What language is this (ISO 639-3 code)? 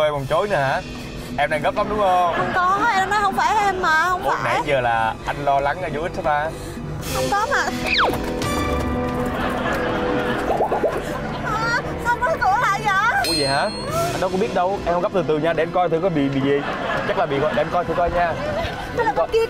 vie